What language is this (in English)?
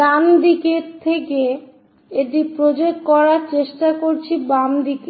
Bangla